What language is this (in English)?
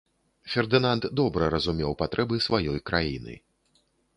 Belarusian